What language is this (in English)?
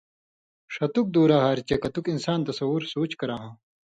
Indus Kohistani